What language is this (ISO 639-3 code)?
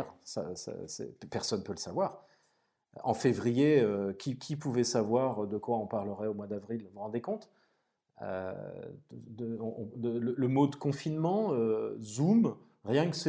fra